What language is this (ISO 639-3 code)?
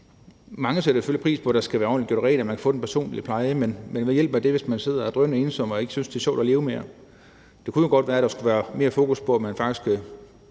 dan